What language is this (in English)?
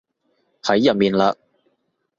Cantonese